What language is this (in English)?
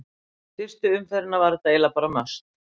Icelandic